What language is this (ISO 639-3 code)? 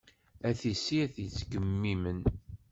kab